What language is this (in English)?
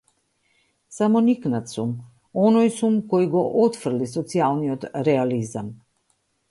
Macedonian